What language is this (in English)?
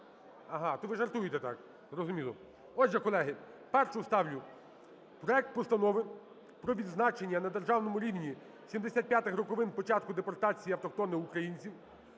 Ukrainian